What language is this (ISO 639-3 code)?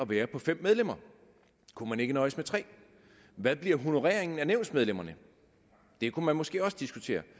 dan